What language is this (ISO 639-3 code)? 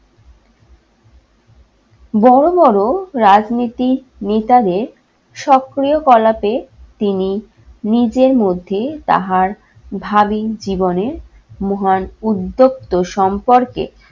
ben